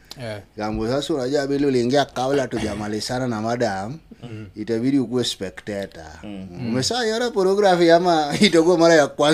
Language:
Swahili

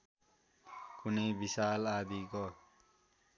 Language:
Nepali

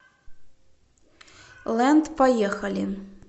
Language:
Russian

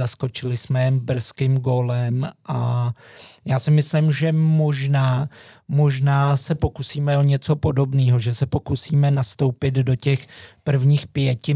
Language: Czech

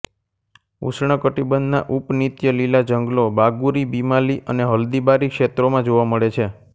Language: Gujarati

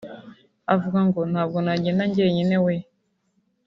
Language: Kinyarwanda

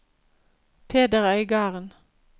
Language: Norwegian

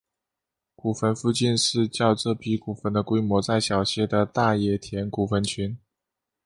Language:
Chinese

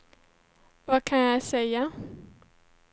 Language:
Swedish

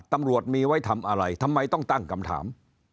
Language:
Thai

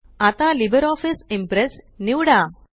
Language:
Marathi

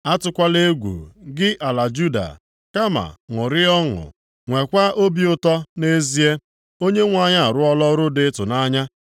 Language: Igbo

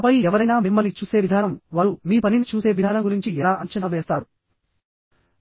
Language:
Telugu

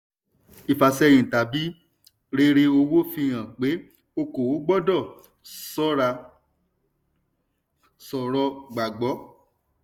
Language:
Yoruba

